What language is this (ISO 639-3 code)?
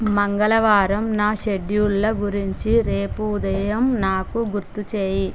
tel